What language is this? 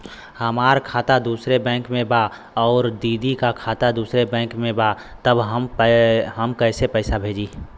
Bhojpuri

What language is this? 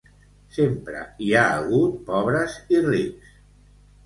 Catalan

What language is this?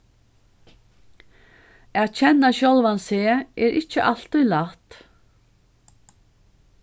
Faroese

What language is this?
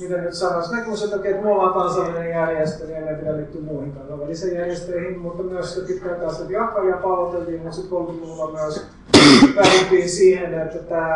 Finnish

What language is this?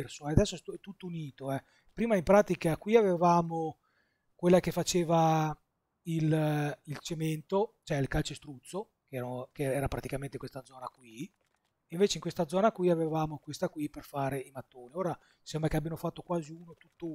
Italian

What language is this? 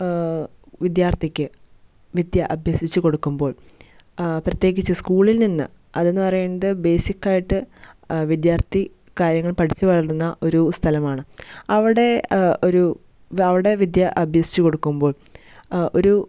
Malayalam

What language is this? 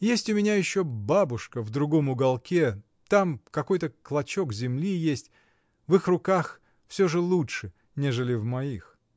Russian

